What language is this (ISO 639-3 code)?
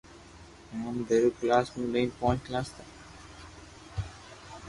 lrk